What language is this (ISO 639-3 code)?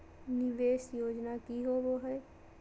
mag